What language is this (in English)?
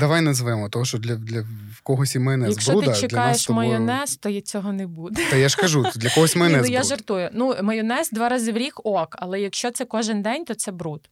Ukrainian